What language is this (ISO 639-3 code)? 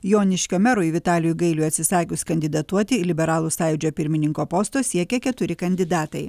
lit